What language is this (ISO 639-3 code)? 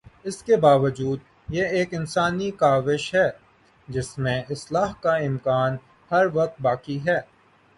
urd